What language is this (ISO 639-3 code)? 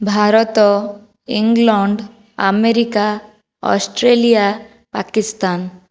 ori